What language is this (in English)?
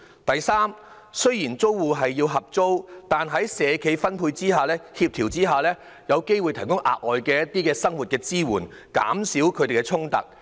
Cantonese